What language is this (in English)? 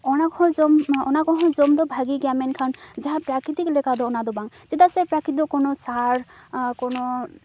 Santali